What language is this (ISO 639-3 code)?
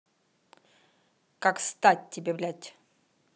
rus